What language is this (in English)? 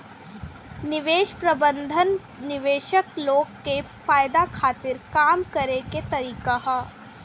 Bhojpuri